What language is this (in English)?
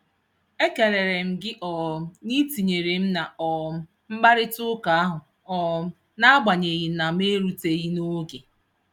Igbo